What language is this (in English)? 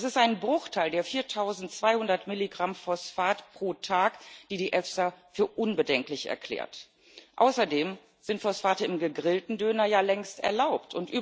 German